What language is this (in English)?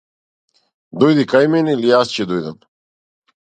Macedonian